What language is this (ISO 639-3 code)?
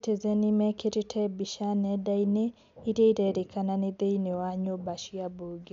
kik